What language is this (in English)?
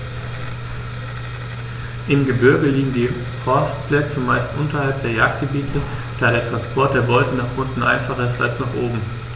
German